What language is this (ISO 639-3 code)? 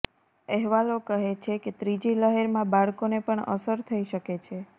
guj